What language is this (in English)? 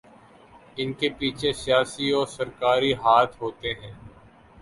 Urdu